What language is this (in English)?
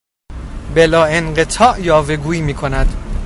Persian